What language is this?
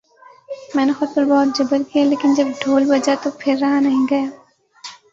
Urdu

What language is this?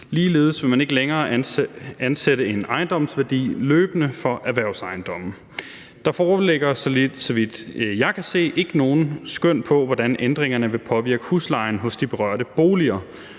Danish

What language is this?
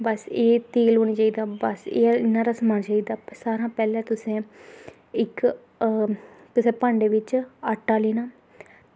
Dogri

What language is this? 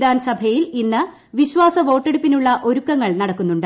Malayalam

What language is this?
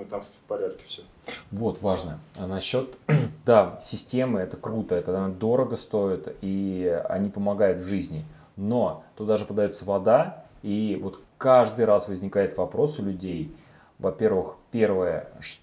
Russian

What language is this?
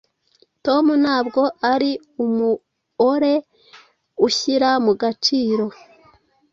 Kinyarwanda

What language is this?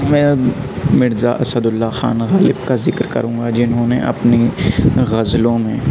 Urdu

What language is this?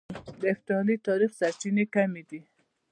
Pashto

